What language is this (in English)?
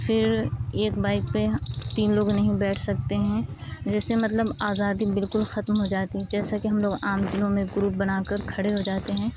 Urdu